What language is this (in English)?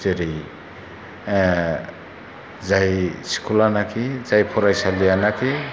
Bodo